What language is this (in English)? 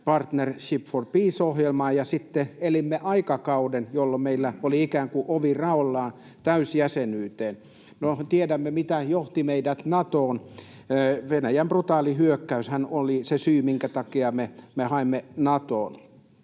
Finnish